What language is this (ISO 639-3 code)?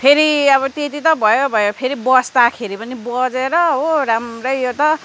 nep